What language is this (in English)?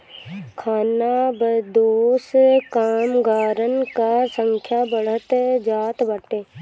Bhojpuri